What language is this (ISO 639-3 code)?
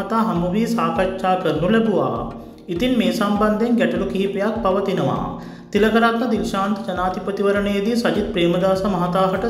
tha